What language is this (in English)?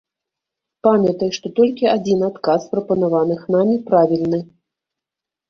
Belarusian